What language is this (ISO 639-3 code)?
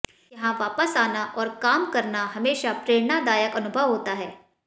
hin